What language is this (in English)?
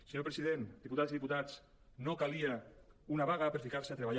Catalan